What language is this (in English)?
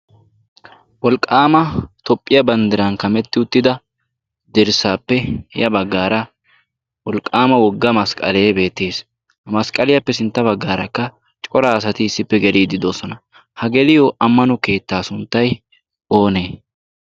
Wolaytta